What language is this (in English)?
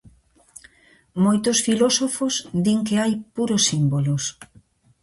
Galician